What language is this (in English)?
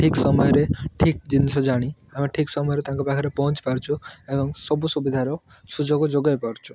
Odia